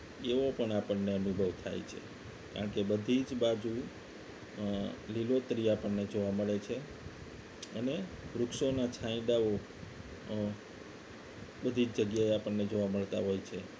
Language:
Gujarati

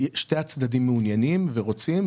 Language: Hebrew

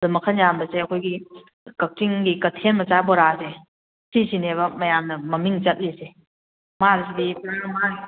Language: Manipuri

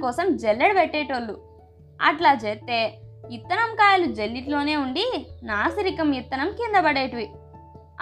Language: Telugu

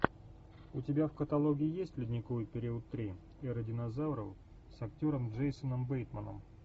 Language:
Russian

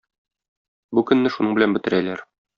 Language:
Tatar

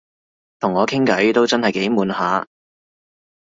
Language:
Cantonese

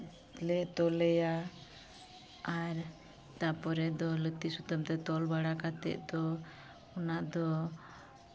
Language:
Santali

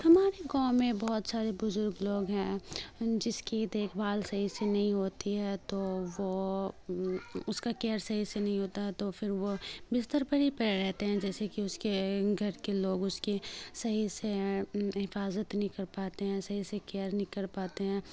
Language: Urdu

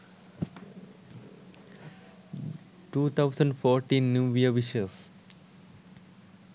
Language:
Sinhala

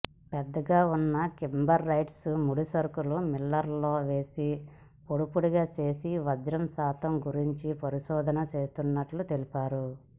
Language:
Telugu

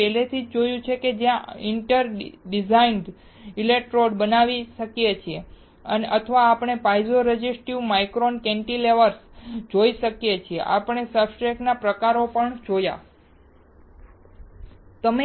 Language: Gujarati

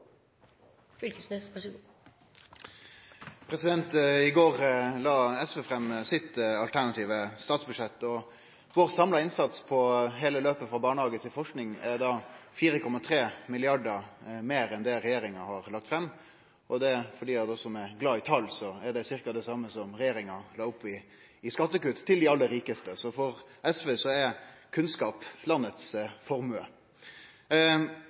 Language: Norwegian Nynorsk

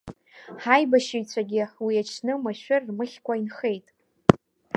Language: Abkhazian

